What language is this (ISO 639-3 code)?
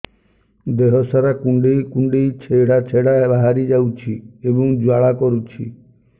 ori